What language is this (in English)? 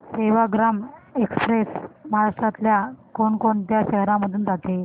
Marathi